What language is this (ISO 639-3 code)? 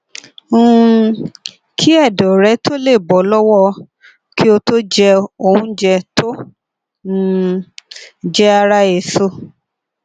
yor